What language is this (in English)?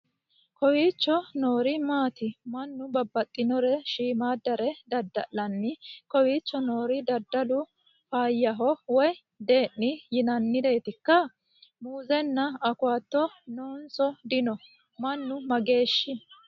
Sidamo